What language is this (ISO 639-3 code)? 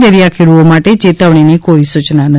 guj